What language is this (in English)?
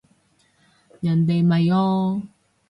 Cantonese